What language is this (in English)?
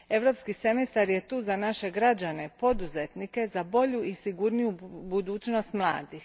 Croatian